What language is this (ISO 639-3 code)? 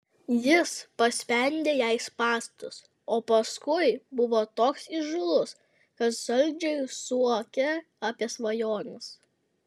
lit